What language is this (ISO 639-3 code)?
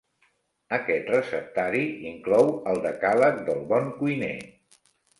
cat